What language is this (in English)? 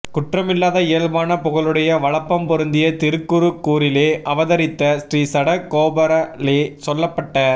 Tamil